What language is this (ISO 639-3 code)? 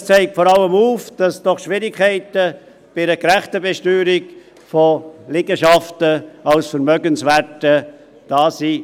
gsw